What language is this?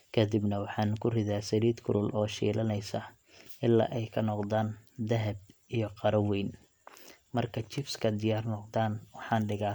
Somali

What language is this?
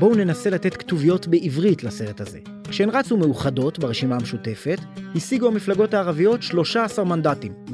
Hebrew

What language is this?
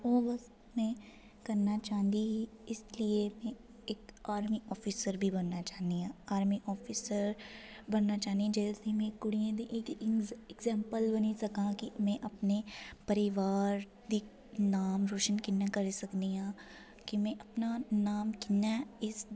Dogri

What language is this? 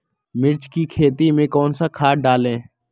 Magahi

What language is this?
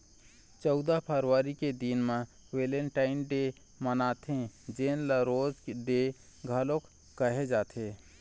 Chhattisgarhi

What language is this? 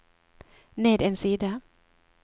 Norwegian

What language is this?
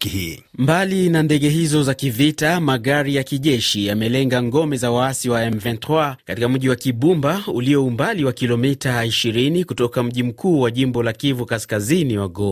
Swahili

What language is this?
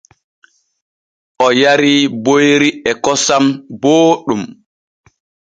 Borgu Fulfulde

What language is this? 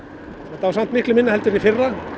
Icelandic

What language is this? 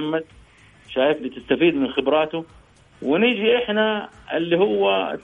Arabic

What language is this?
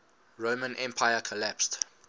English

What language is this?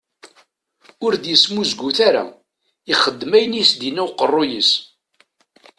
Kabyle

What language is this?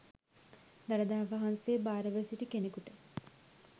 Sinhala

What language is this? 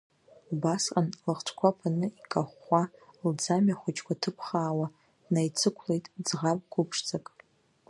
Abkhazian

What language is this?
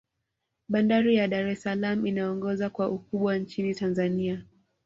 Swahili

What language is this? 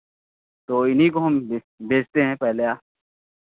Hindi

